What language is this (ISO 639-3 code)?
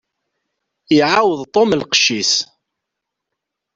kab